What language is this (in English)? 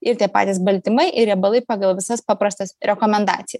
Lithuanian